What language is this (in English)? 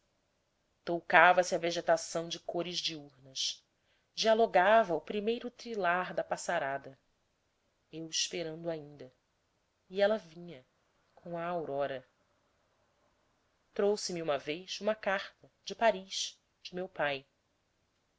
Portuguese